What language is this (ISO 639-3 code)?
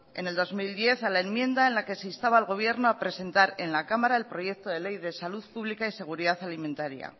spa